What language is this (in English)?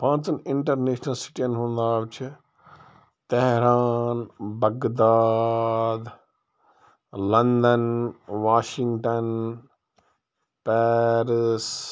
Kashmiri